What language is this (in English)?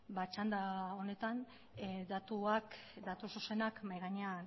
Basque